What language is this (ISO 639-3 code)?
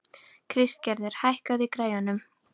isl